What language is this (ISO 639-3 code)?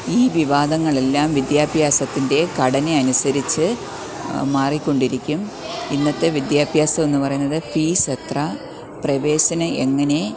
mal